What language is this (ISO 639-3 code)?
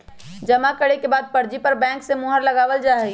mag